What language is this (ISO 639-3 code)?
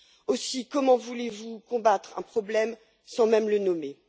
fra